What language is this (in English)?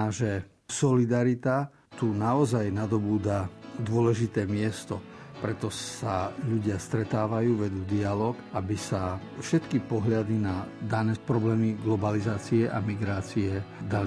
Slovak